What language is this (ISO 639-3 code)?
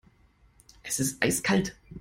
deu